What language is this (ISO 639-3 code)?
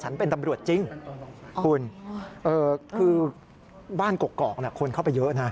tha